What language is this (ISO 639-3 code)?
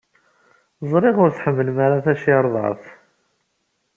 kab